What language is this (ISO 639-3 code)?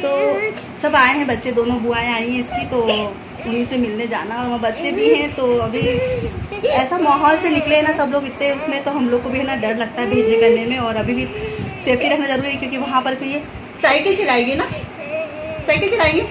hin